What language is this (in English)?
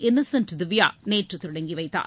Tamil